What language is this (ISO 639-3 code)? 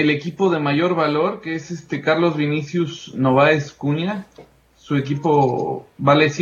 spa